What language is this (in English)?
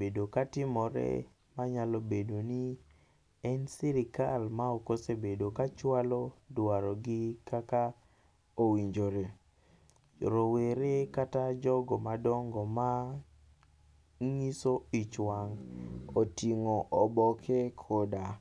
Luo (Kenya and Tanzania)